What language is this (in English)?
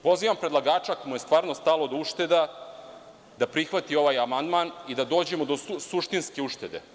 Serbian